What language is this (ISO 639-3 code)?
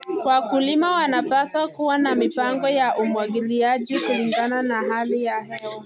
kln